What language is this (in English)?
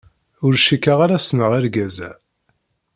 Kabyle